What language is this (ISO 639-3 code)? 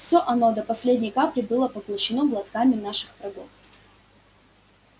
rus